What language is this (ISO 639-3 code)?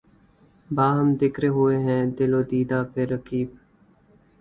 urd